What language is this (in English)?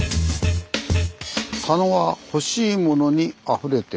Japanese